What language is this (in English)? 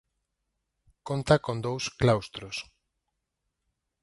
Galician